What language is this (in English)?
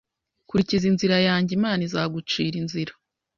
Kinyarwanda